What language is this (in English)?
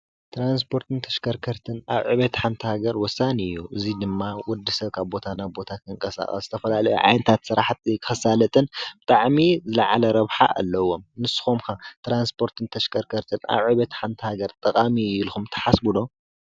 Tigrinya